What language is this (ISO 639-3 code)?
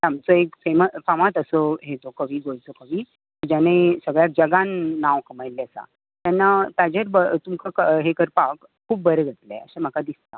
kok